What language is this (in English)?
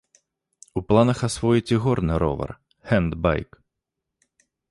Belarusian